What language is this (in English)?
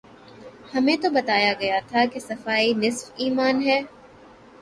Urdu